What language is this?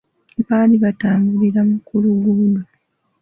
Ganda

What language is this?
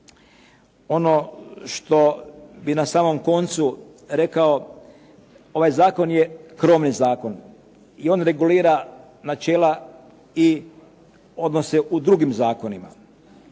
Croatian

